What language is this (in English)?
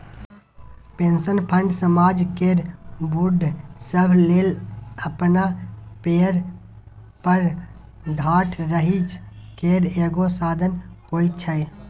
Maithili